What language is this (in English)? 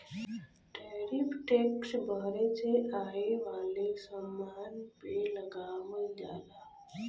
Bhojpuri